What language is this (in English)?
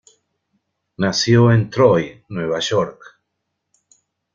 Spanish